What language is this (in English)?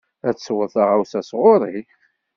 Kabyle